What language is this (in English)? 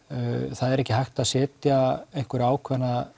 Icelandic